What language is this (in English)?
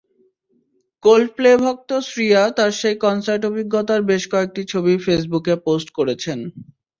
Bangla